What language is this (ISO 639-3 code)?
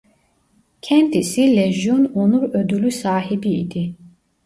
tur